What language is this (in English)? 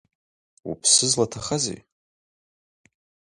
Abkhazian